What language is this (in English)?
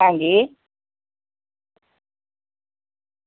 Dogri